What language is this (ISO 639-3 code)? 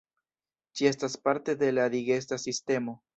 epo